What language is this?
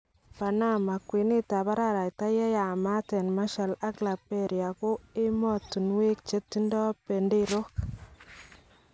Kalenjin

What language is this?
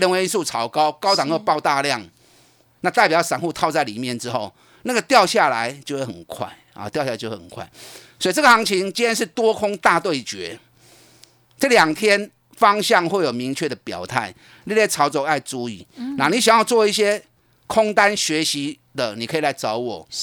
Chinese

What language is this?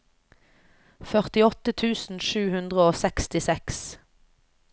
Norwegian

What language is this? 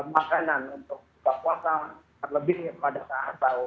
Indonesian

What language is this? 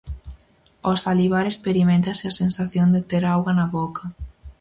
Galician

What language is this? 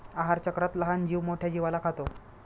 Marathi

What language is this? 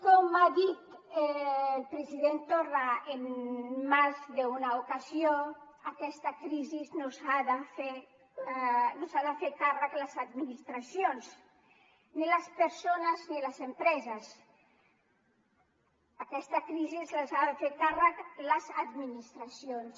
Catalan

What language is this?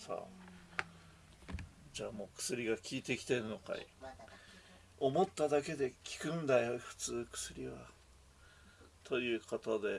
Japanese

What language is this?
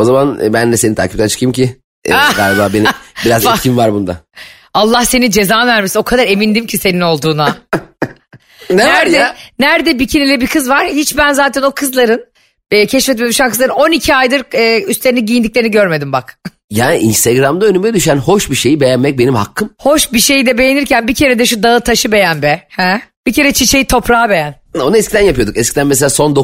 Turkish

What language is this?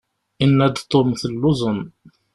Kabyle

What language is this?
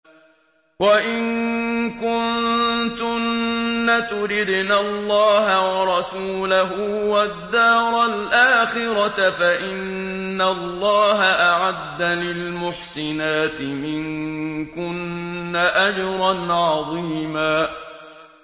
Arabic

